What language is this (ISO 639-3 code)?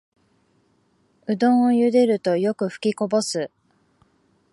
jpn